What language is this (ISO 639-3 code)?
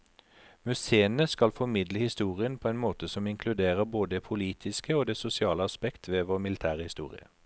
nor